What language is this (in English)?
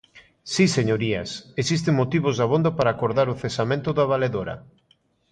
Galician